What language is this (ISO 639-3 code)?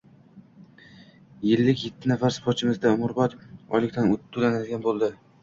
uzb